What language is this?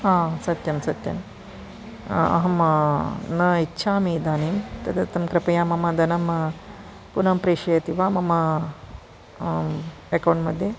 Sanskrit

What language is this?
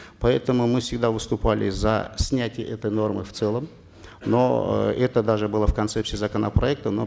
Kazakh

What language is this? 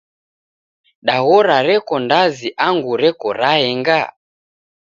Taita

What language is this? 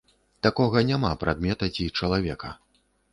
Belarusian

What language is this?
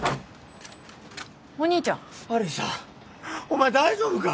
Japanese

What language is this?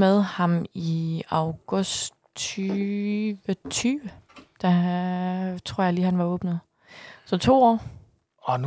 Danish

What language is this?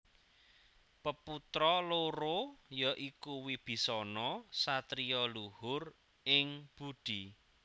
Javanese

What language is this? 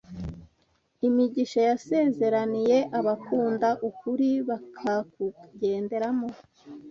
Kinyarwanda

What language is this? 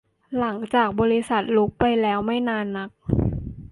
Thai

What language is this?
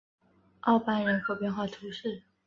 Chinese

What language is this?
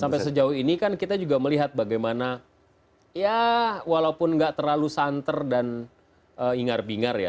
Indonesian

